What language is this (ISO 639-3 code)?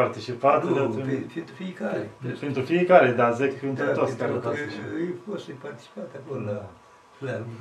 ron